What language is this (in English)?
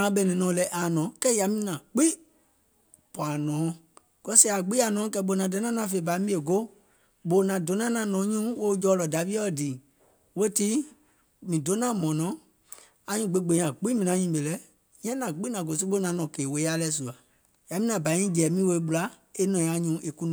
Gola